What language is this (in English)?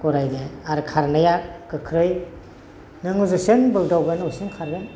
Bodo